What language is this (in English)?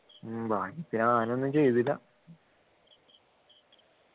Malayalam